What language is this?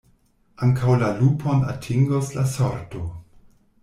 Esperanto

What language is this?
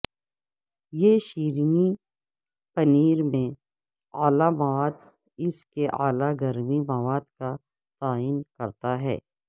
Urdu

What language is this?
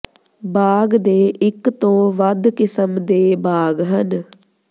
Punjabi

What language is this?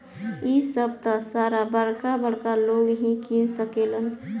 Bhojpuri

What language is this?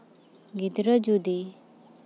Santali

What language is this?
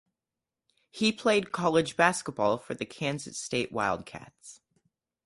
English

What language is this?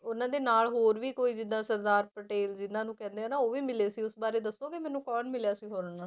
Punjabi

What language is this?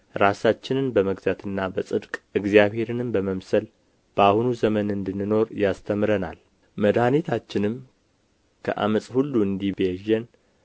Amharic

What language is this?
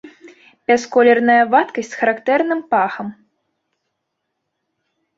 Belarusian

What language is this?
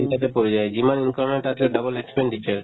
Assamese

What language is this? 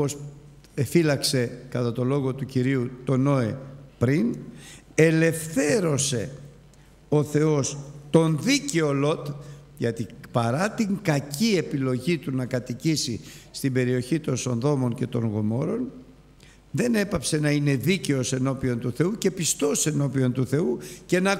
Greek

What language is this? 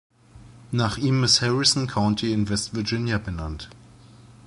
German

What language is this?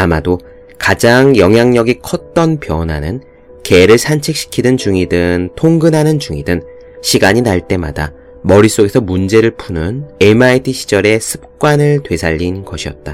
Korean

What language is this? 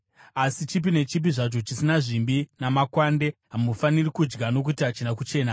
Shona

